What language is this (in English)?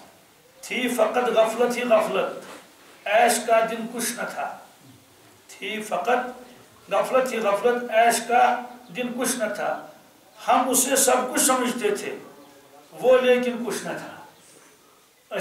Turkish